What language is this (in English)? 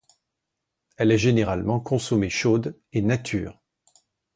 French